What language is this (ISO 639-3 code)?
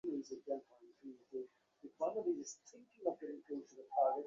ben